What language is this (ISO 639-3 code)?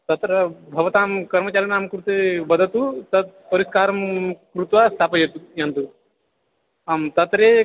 san